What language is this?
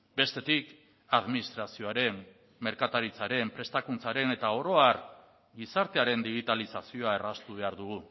Basque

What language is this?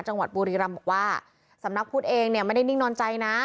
Thai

